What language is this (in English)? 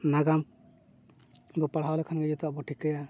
Santali